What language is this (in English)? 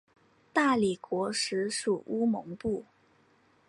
Chinese